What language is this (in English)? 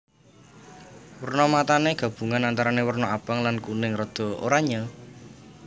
Javanese